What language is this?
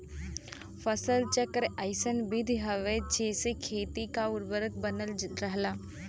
Bhojpuri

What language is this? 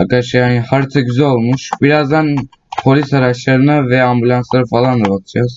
Turkish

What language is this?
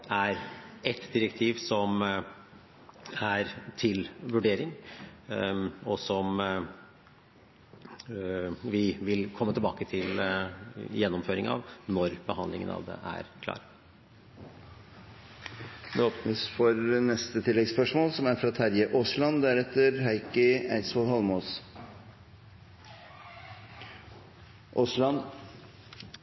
Norwegian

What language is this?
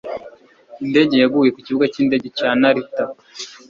Kinyarwanda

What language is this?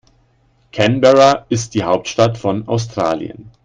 German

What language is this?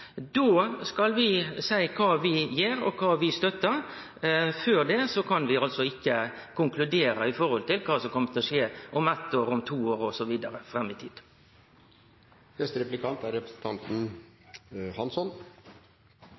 Norwegian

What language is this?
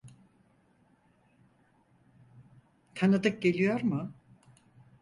Turkish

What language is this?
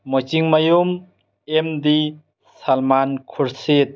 Manipuri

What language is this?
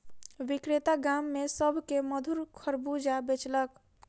Maithili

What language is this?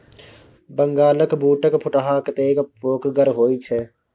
Maithili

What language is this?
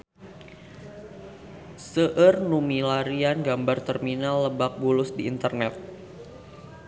Sundanese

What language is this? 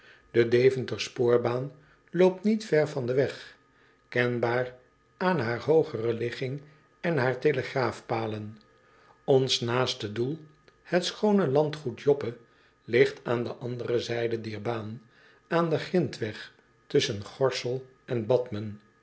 Dutch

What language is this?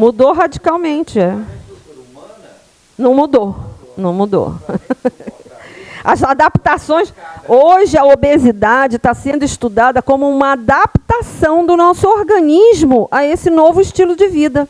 Portuguese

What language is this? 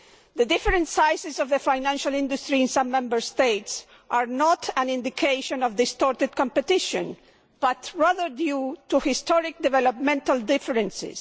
English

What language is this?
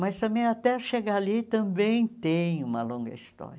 Portuguese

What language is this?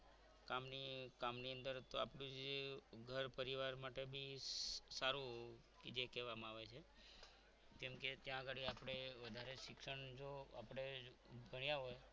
Gujarati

